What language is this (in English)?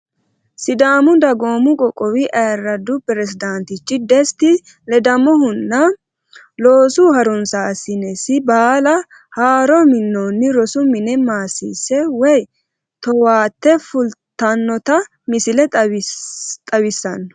Sidamo